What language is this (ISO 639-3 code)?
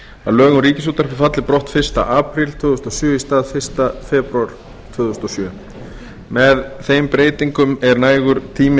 isl